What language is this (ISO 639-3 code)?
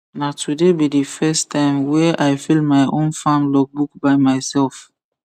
pcm